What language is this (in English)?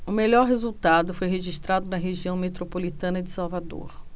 Portuguese